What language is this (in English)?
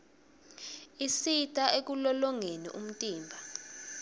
Swati